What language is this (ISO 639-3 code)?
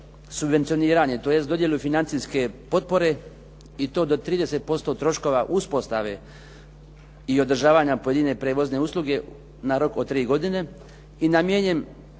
hrv